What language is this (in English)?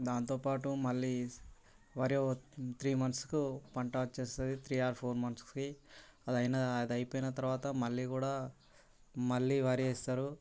Telugu